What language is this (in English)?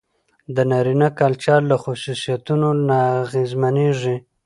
Pashto